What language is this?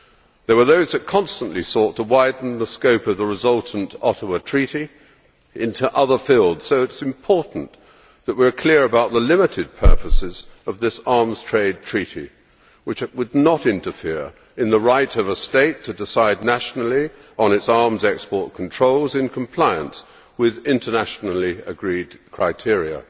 English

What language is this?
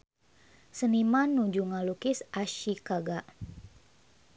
Sundanese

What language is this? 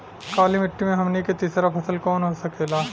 Bhojpuri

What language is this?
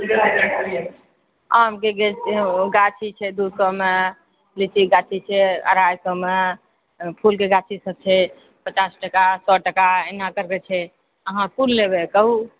Maithili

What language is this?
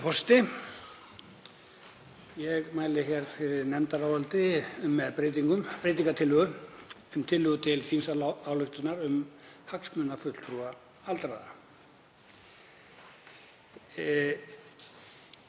Icelandic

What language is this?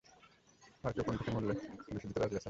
Bangla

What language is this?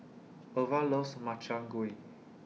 English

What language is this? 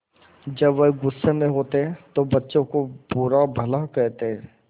Hindi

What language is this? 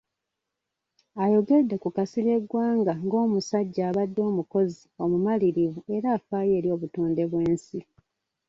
Ganda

